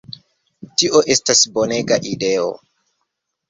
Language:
Esperanto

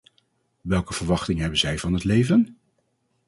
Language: Dutch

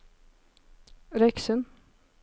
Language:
Norwegian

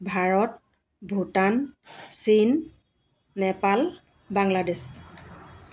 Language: Assamese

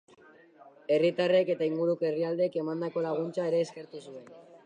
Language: Basque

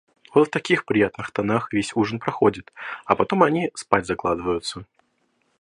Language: Russian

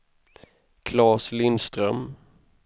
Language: Swedish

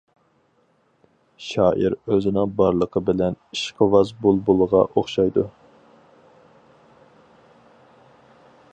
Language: Uyghur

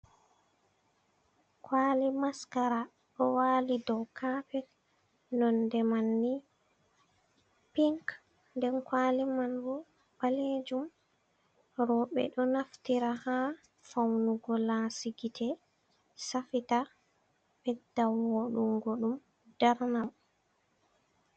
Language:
Fula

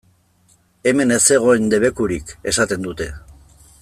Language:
Basque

